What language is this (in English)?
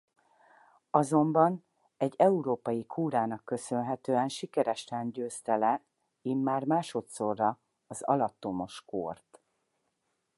Hungarian